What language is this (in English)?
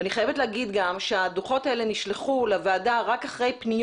Hebrew